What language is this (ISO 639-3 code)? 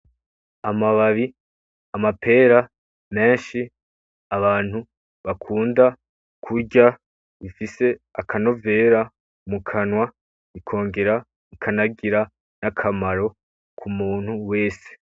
run